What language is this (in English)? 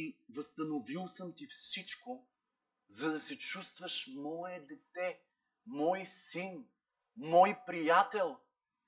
Bulgarian